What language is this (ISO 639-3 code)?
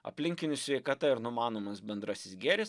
lit